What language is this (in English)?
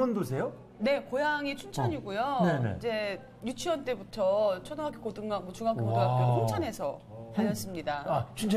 Korean